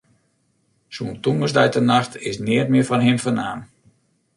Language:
Western Frisian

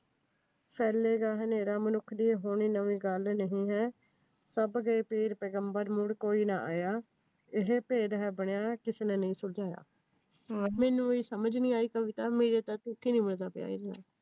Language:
Punjabi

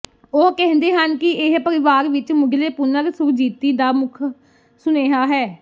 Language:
Punjabi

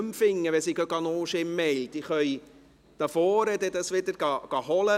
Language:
Swiss German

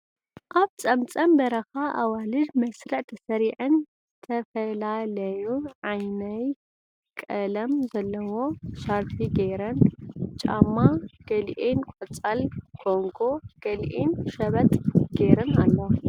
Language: Tigrinya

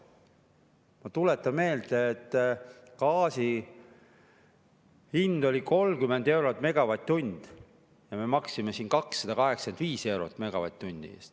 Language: Estonian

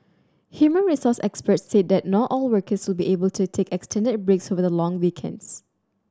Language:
English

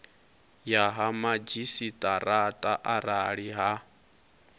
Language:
Venda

